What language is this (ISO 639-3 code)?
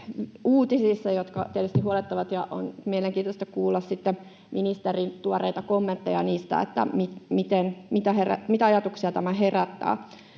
fin